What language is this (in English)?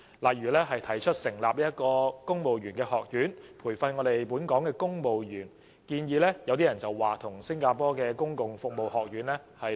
Cantonese